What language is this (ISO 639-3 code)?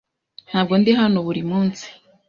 kin